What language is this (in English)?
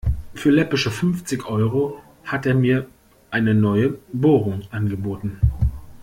German